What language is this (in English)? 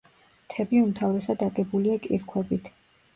Georgian